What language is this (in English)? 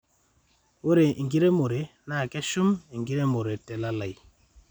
Masai